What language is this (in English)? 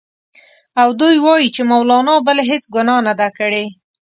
Pashto